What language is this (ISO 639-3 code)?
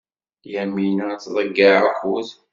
kab